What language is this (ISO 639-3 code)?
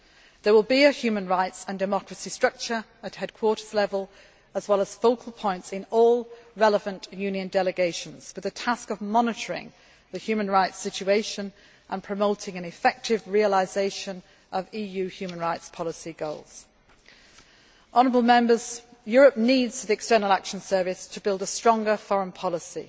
eng